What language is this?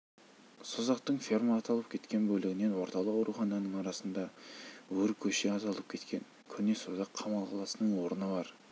Kazakh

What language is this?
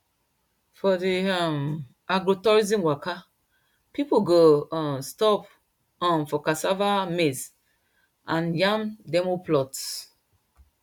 Nigerian Pidgin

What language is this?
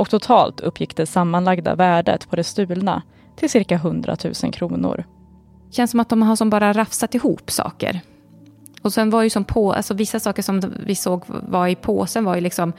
Swedish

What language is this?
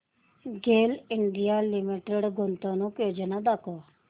Marathi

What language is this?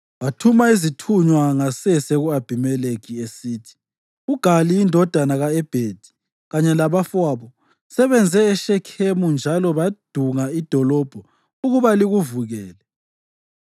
North Ndebele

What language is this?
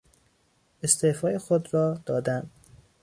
Persian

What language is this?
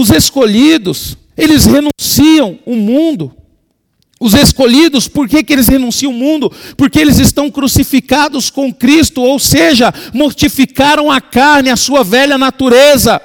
Portuguese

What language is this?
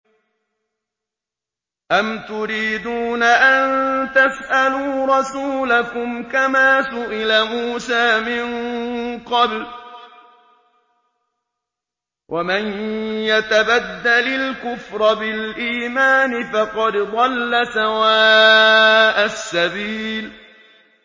Arabic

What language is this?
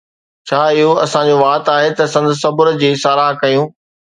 Sindhi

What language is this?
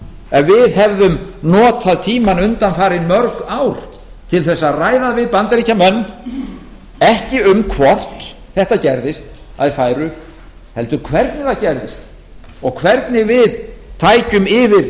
Icelandic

